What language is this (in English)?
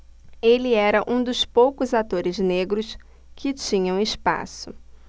Portuguese